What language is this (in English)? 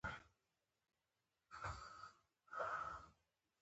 Pashto